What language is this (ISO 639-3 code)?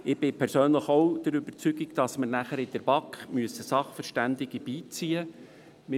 gsw